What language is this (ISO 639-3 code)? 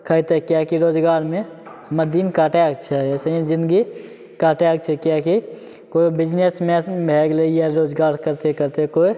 mai